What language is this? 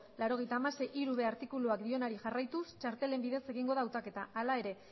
Basque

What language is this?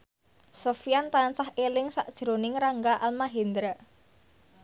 Javanese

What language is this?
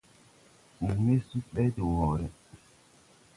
Tupuri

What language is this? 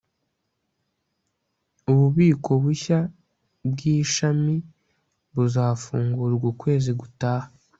Kinyarwanda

